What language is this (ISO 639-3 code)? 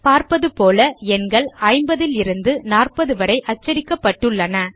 tam